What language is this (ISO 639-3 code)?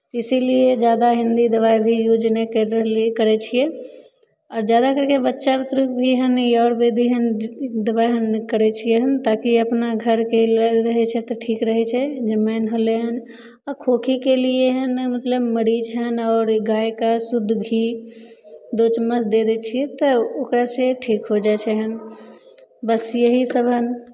mai